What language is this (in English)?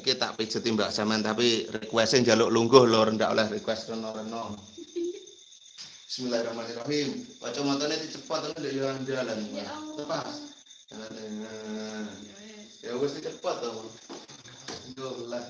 Indonesian